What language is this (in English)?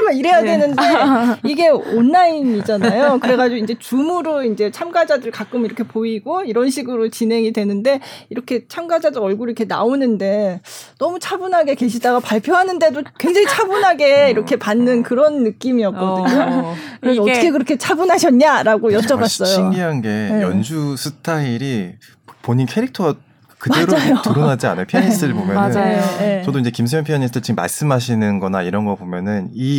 Korean